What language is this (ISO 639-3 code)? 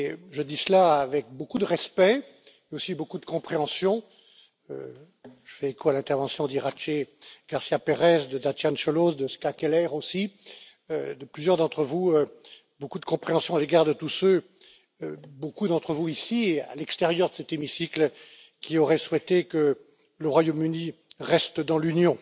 fra